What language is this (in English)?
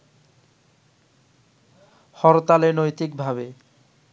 Bangla